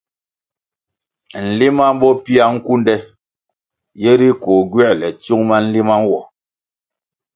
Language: Kwasio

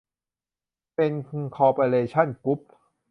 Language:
Thai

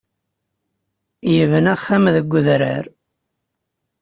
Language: Kabyle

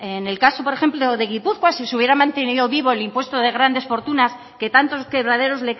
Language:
Spanish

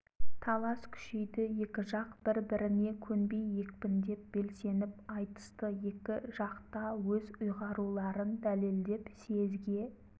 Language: Kazakh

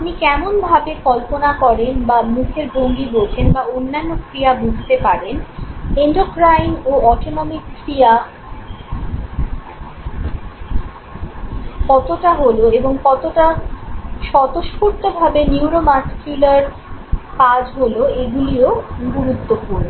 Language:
Bangla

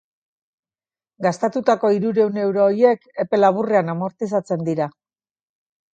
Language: Basque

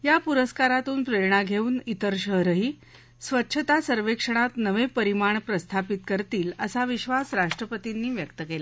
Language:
Marathi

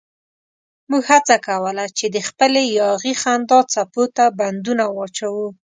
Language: Pashto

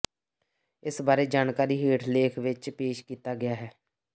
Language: Punjabi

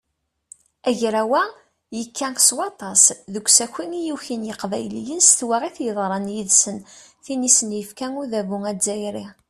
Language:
Kabyle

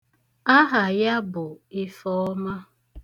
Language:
Igbo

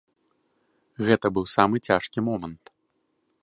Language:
Belarusian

